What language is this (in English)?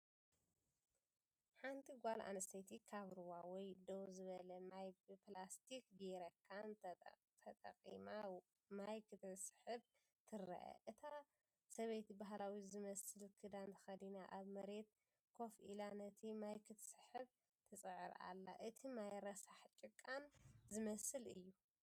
Tigrinya